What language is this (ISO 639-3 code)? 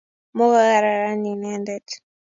kln